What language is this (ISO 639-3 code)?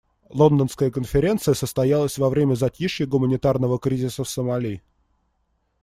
rus